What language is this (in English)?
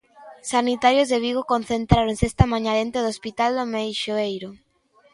Galician